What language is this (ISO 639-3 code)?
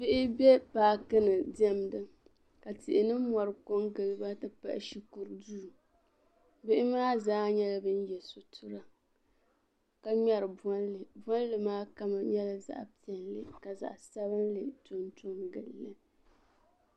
dag